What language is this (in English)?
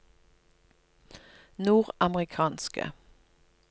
Norwegian